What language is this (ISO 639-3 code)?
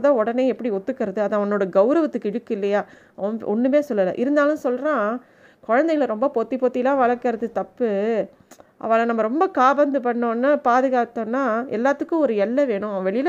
tam